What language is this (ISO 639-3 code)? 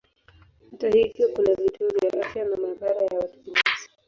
swa